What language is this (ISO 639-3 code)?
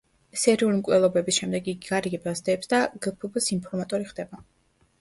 kat